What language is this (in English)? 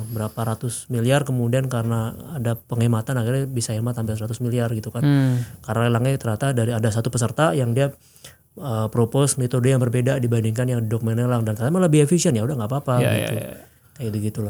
Indonesian